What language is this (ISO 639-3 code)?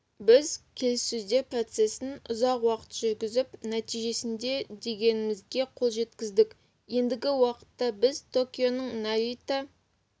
kaz